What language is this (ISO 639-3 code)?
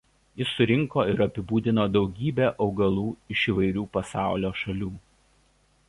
lit